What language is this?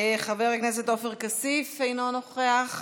Hebrew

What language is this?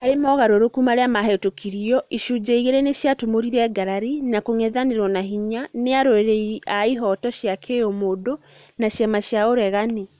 Kikuyu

